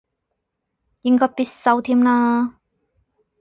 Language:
Cantonese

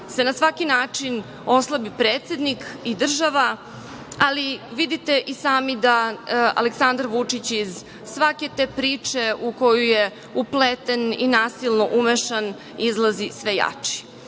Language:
Serbian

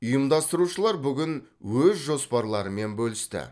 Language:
Kazakh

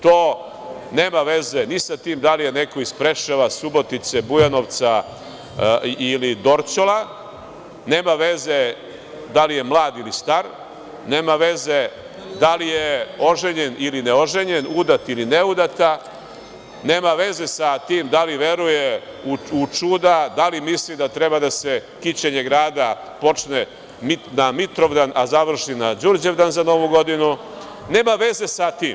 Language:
Serbian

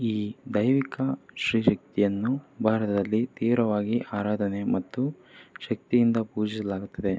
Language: Kannada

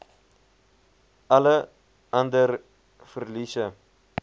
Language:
Afrikaans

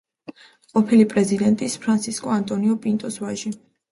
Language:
Georgian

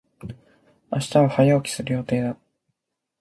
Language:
Japanese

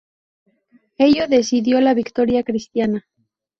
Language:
Spanish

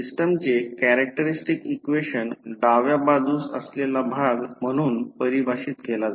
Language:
Marathi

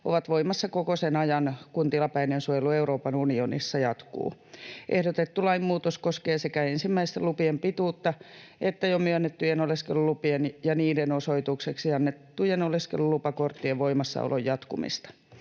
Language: Finnish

